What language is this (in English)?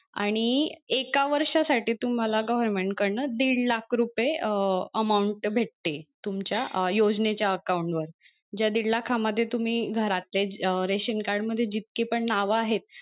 Marathi